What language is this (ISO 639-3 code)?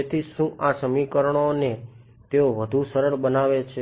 guj